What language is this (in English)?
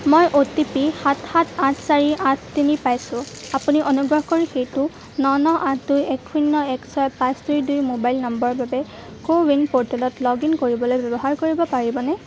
Assamese